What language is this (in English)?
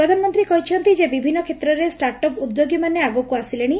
Odia